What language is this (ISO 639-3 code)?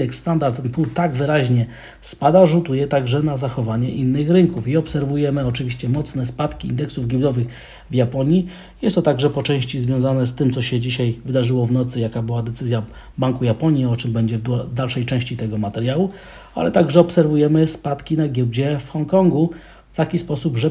pol